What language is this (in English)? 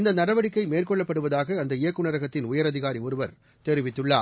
Tamil